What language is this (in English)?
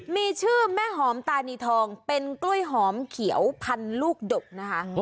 Thai